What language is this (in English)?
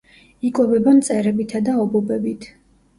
Georgian